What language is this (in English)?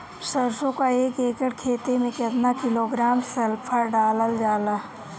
Bhojpuri